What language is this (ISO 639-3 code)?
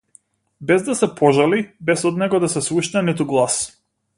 mkd